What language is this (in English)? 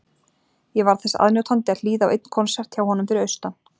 Icelandic